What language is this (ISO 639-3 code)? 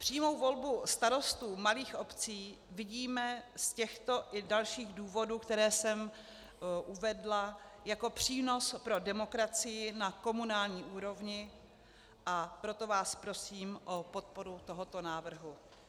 ces